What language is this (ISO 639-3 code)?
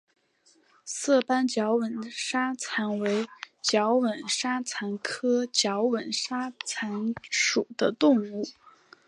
zho